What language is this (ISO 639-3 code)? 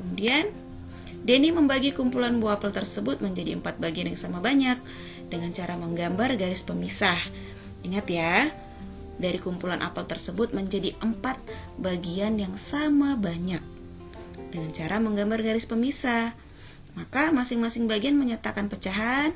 ind